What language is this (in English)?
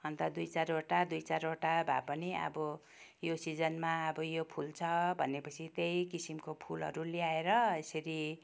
Nepali